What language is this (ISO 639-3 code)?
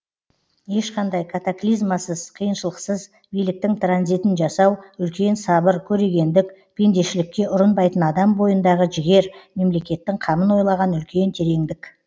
kaz